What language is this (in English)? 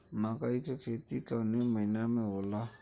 Bhojpuri